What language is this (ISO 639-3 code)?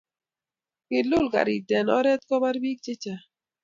kln